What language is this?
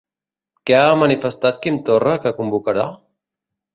Catalan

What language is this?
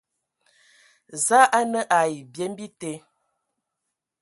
Ewondo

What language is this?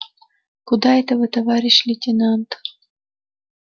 Russian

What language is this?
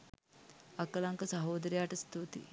Sinhala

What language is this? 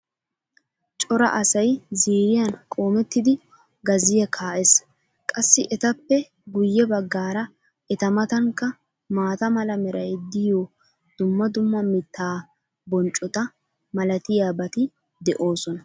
Wolaytta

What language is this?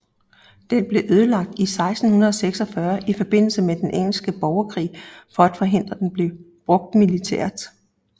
Danish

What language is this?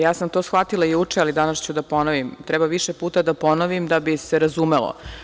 Serbian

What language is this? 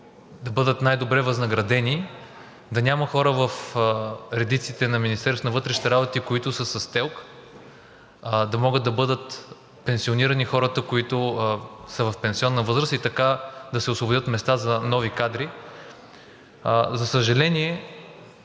Bulgarian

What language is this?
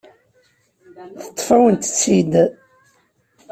Kabyle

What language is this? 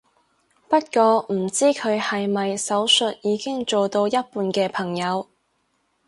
Cantonese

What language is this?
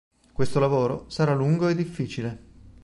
Italian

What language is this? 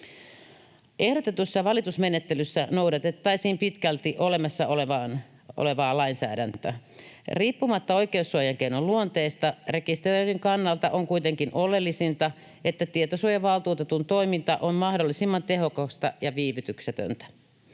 Finnish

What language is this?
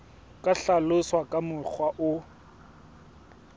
Southern Sotho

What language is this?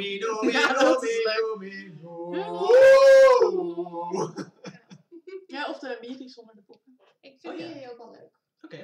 Dutch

